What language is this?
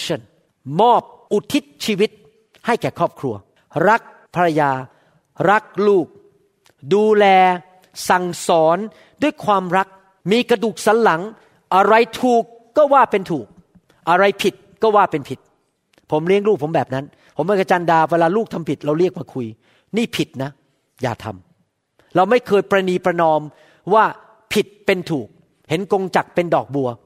Thai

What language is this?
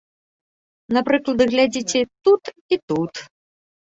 Belarusian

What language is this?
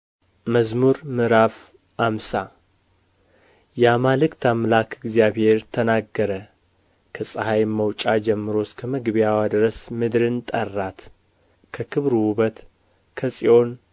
Amharic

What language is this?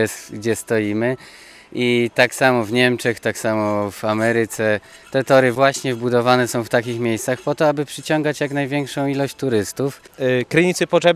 Polish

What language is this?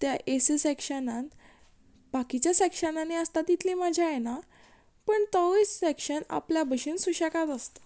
Konkani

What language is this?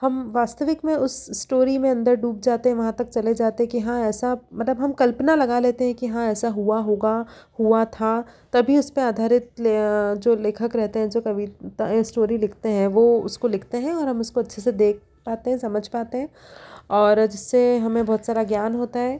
Hindi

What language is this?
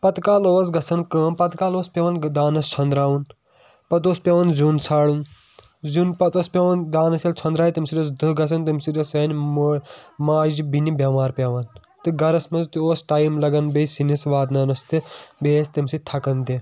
Kashmiri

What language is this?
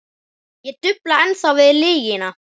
Icelandic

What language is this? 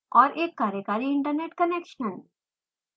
Hindi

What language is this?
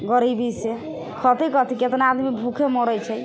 Maithili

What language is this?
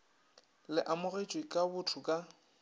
Northern Sotho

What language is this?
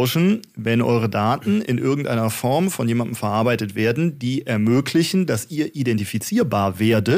German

